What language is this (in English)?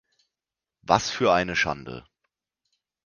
German